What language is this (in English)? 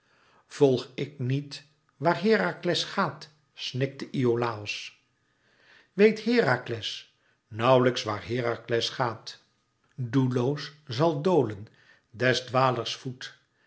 Dutch